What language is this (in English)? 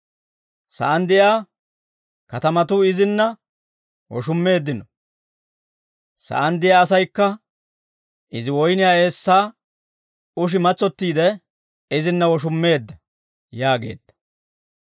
Dawro